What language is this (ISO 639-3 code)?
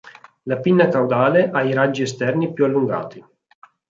ita